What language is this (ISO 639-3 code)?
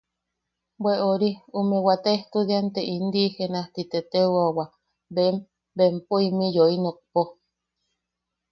yaq